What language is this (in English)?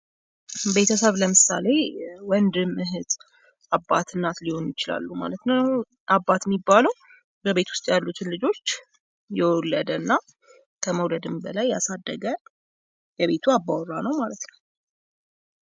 Amharic